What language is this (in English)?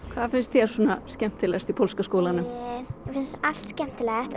Icelandic